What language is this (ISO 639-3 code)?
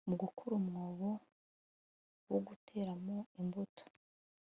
kin